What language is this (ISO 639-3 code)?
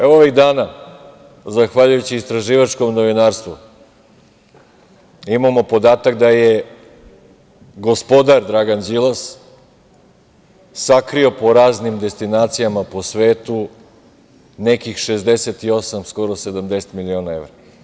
srp